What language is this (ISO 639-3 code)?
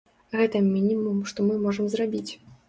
bel